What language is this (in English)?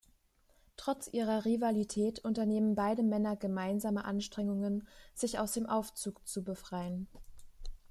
German